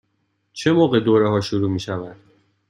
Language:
Persian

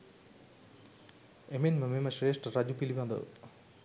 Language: Sinhala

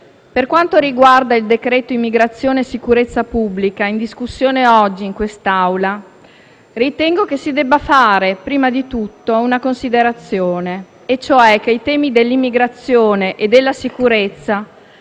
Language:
Italian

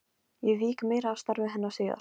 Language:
Icelandic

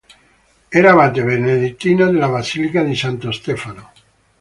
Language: Italian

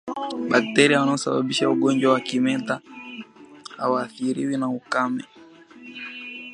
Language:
Swahili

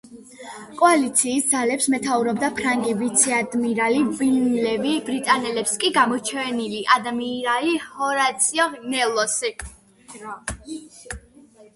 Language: Georgian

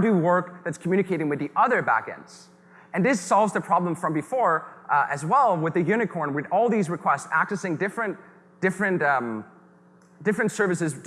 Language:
English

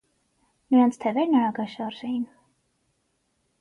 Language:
Armenian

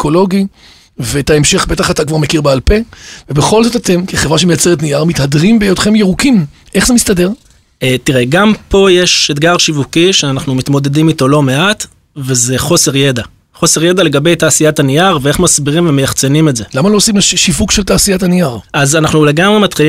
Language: Hebrew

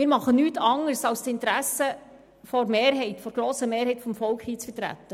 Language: Swiss German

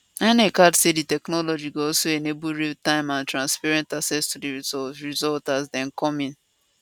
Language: Nigerian Pidgin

